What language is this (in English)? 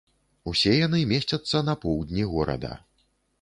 Belarusian